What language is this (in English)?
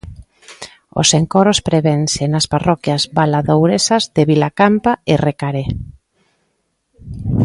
Galician